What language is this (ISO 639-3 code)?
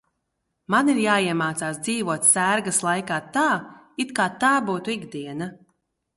lav